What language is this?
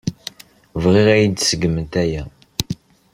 Kabyle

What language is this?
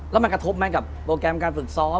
Thai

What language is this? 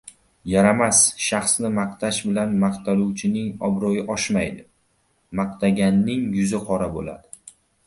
Uzbek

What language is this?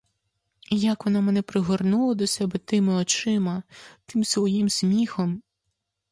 Ukrainian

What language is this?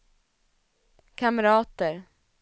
Swedish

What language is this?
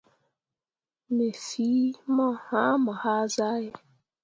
Mundang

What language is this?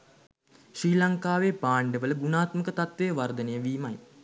Sinhala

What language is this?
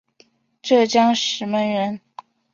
Chinese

